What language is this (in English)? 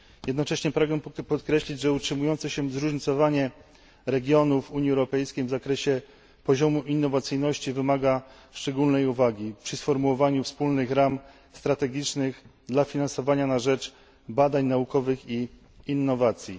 Polish